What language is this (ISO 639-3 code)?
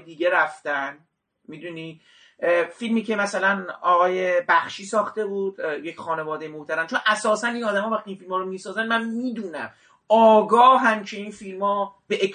fas